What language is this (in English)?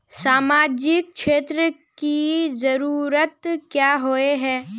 Magahi